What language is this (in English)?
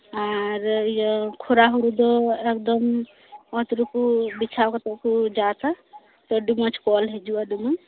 Santali